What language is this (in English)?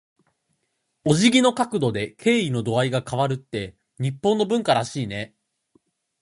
Japanese